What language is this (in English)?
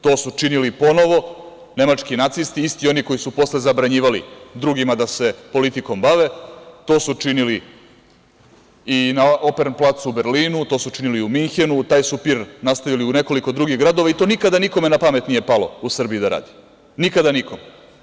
Serbian